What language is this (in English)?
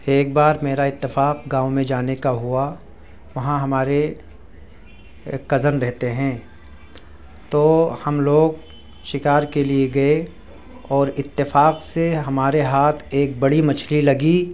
Urdu